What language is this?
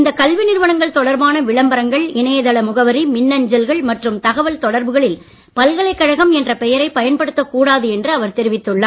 Tamil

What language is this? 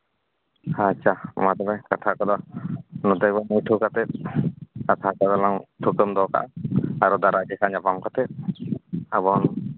Santali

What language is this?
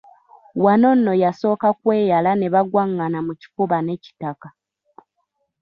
Ganda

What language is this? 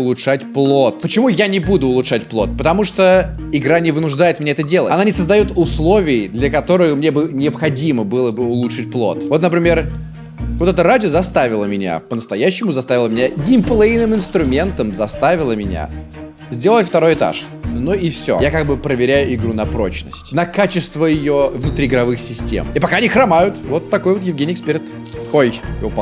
Russian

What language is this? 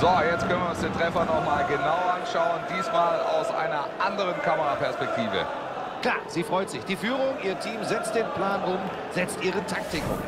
German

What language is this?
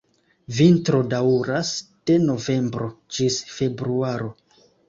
Esperanto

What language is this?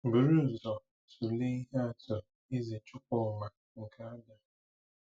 Igbo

